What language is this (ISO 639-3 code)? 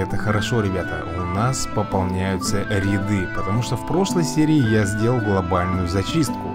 rus